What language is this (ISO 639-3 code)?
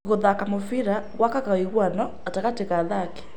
kik